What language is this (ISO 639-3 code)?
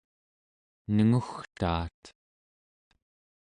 esu